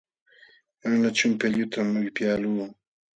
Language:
Jauja Wanca Quechua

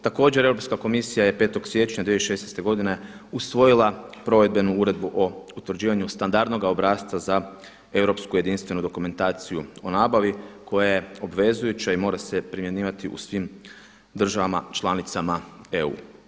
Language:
Croatian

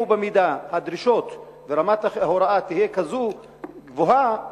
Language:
Hebrew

